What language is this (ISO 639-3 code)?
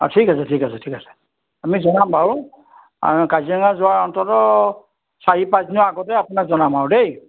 asm